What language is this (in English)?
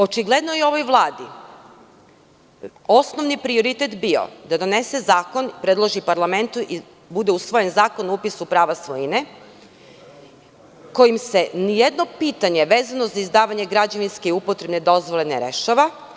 Serbian